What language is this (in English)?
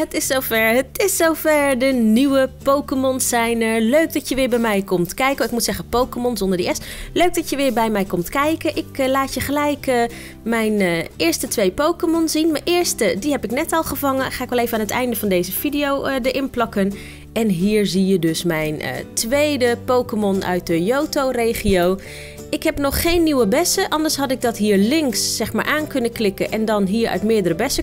Dutch